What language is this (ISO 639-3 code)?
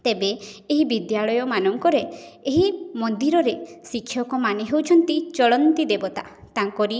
ori